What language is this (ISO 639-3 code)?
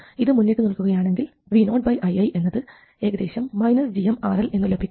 mal